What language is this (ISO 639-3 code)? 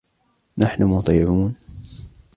ara